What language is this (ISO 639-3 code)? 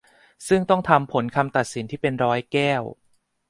tha